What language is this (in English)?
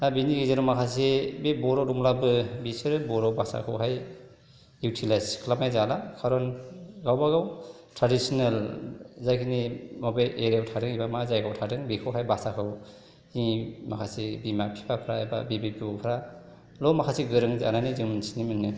Bodo